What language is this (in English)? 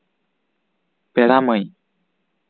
Santali